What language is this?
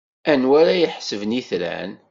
Kabyle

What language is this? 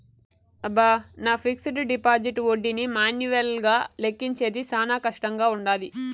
Telugu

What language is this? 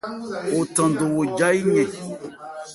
Ebrié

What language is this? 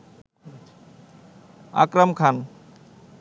Bangla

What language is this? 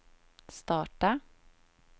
Swedish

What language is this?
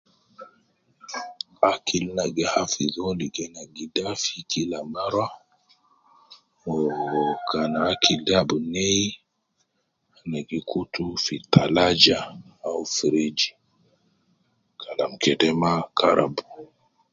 Nubi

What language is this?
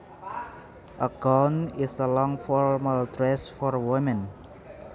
Javanese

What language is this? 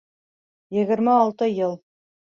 Bashkir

